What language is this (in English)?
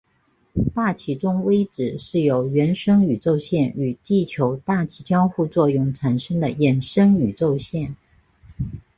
Chinese